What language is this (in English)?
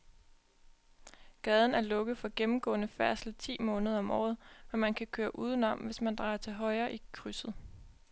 Danish